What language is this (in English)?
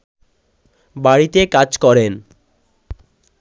Bangla